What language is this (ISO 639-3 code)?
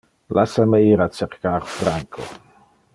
ina